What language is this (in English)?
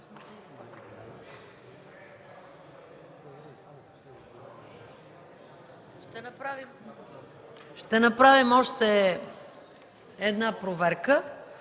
Bulgarian